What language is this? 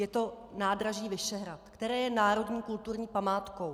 Czech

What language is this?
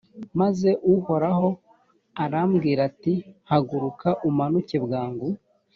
Kinyarwanda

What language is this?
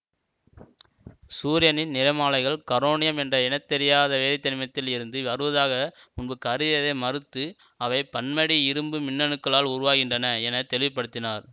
Tamil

